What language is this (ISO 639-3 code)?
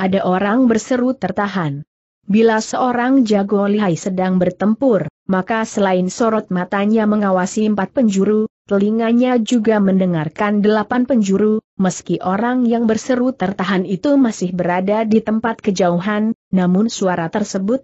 ind